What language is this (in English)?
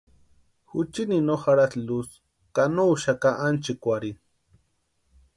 Western Highland Purepecha